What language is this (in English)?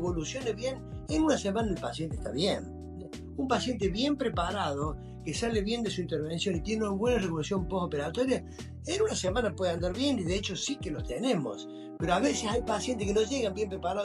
Spanish